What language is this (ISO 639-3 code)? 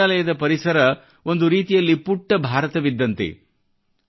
kan